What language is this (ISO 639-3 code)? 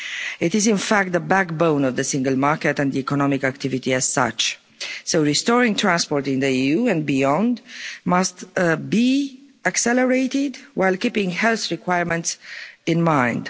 eng